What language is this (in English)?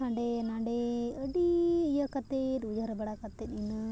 Santali